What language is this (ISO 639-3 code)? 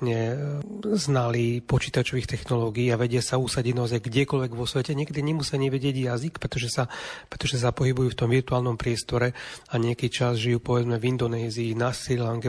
slk